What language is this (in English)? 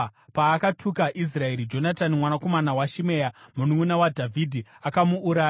Shona